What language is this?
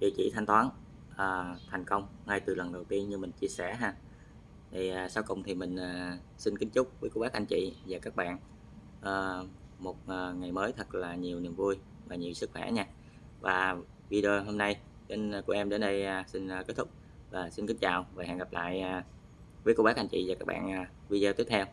Vietnamese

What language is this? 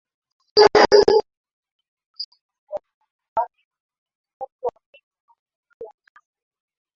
Swahili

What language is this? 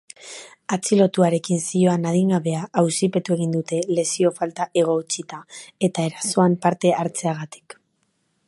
Basque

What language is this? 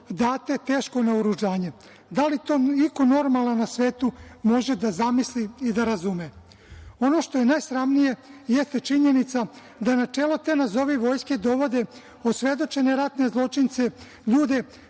Serbian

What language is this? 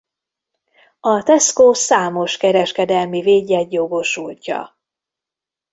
Hungarian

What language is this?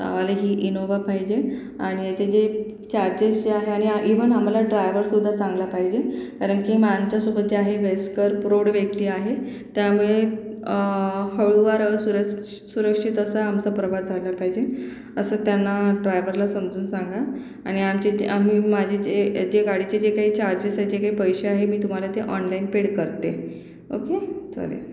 Marathi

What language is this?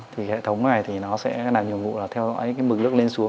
Vietnamese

